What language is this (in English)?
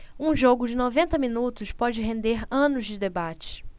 Portuguese